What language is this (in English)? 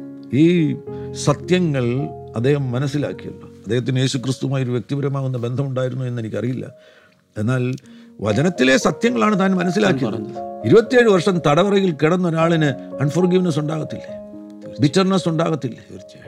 Malayalam